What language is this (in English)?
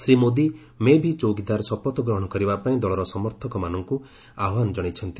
Odia